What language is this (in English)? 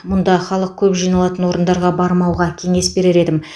Kazakh